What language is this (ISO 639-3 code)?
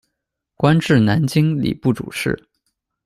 zho